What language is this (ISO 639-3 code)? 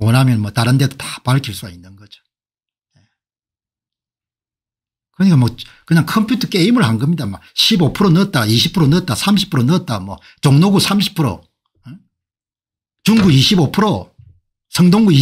kor